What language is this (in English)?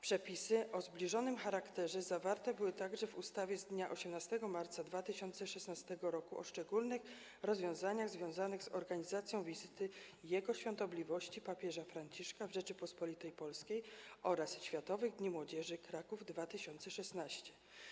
Polish